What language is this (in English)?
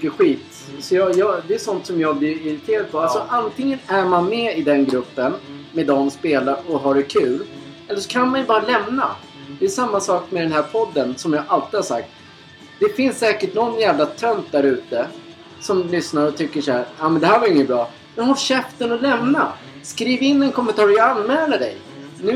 Swedish